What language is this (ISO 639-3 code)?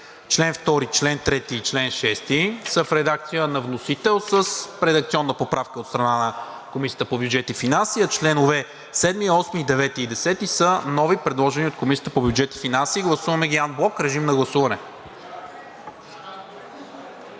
bul